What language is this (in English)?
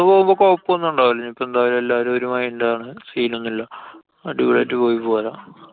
Malayalam